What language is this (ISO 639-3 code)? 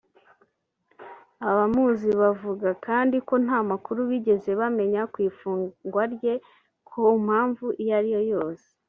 kin